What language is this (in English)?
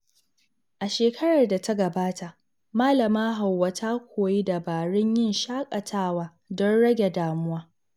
Hausa